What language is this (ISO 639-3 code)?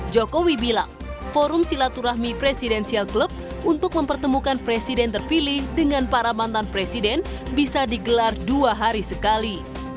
ind